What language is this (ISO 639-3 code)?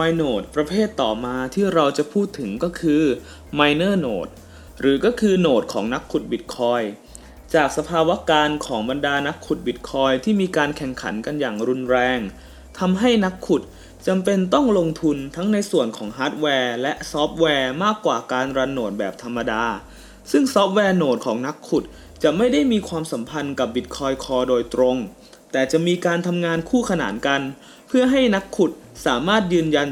tha